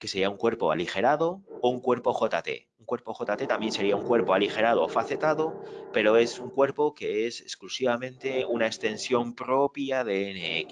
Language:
Spanish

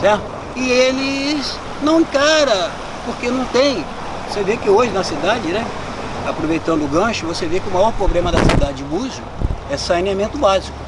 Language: Portuguese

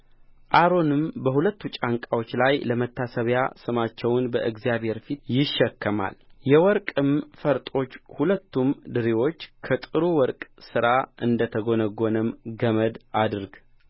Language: Amharic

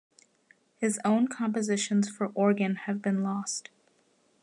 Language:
English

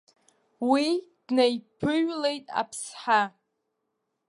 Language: Abkhazian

